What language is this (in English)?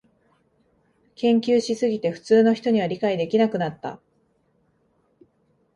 Japanese